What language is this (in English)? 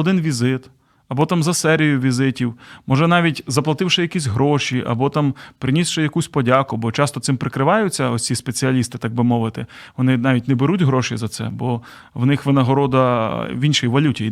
Ukrainian